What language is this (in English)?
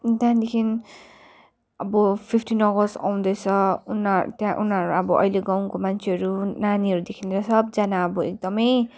Nepali